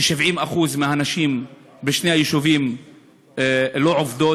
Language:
Hebrew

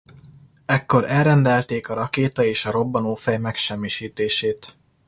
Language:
Hungarian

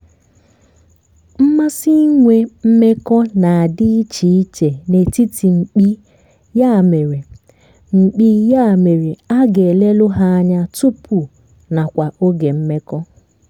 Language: Igbo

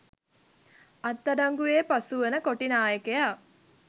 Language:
Sinhala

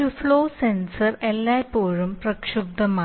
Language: Malayalam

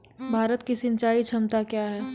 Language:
Maithili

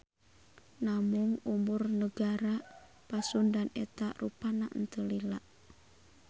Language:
Sundanese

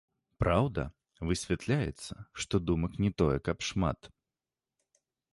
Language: Belarusian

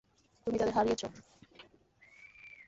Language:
Bangla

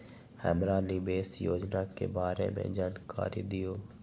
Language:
Magahi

